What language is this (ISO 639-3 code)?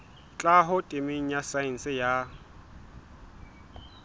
sot